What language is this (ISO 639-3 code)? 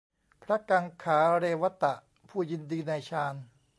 tha